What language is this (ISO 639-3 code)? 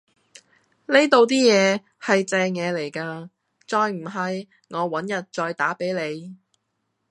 yue